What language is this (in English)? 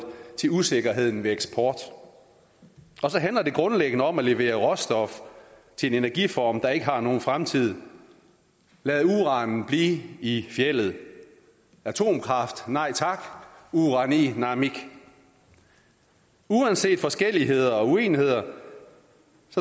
Danish